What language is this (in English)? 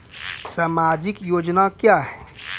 Maithili